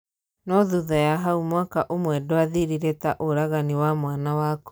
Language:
Kikuyu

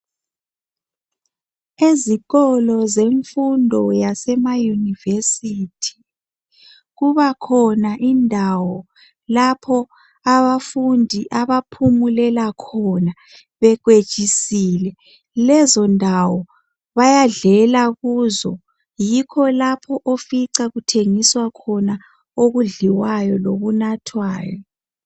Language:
North Ndebele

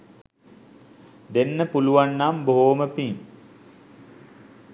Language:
Sinhala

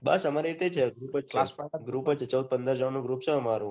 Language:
Gujarati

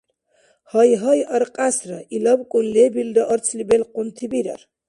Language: Dargwa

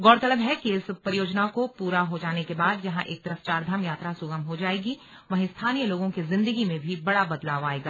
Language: Hindi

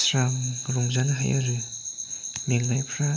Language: Bodo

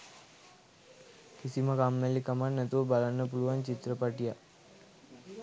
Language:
Sinhala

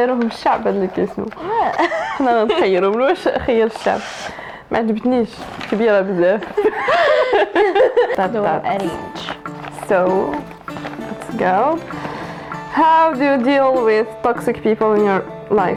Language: Arabic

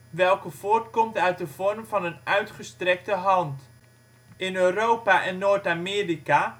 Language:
Dutch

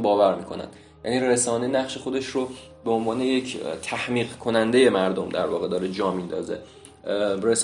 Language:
Persian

